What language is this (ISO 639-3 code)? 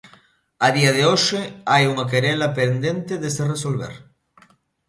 glg